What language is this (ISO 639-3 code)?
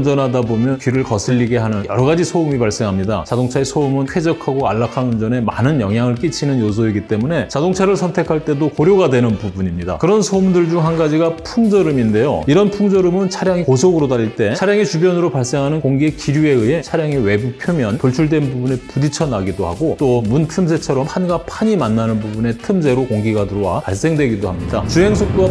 kor